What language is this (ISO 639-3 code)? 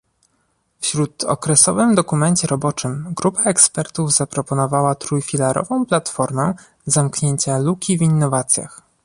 pol